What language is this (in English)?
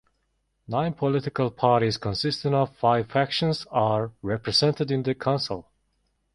English